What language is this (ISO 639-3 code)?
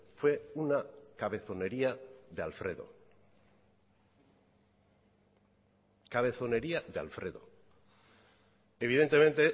spa